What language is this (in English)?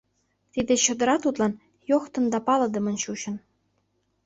Mari